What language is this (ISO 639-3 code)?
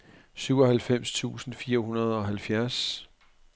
dan